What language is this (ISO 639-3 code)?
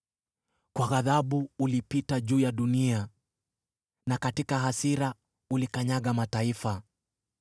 swa